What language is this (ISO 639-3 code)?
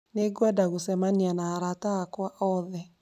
kik